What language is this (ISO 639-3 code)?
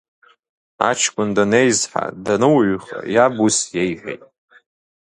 abk